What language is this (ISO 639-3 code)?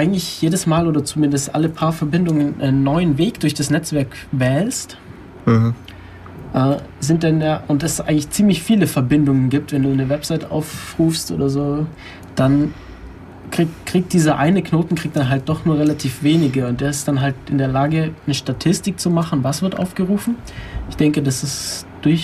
deu